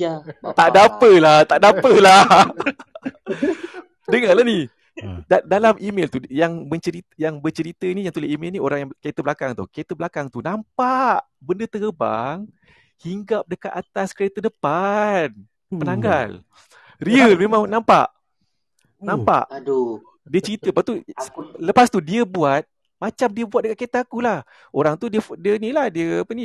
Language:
Malay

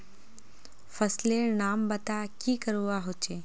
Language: Magahi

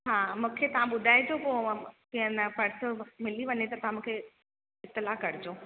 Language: Sindhi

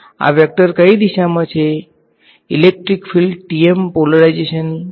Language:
Gujarati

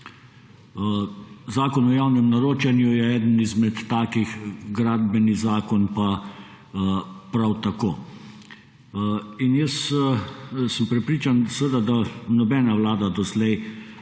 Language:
Slovenian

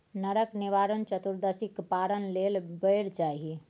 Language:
Maithili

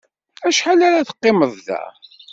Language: Kabyle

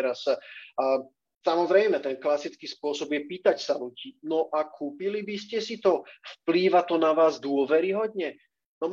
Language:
Slovak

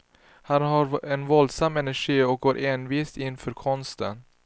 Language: Swedish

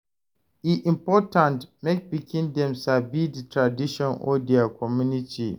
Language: Nigerian Pidgin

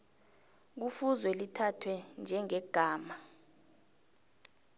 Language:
South Ndebele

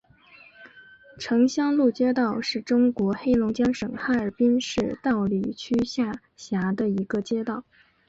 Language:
Chinese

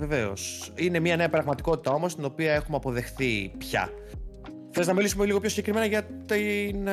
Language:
Greek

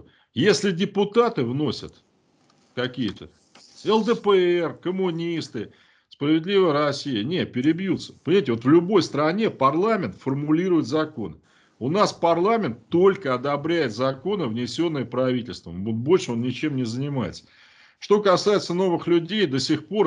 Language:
Russian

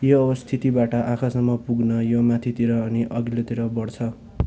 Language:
Nepali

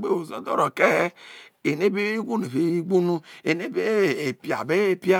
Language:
Isoko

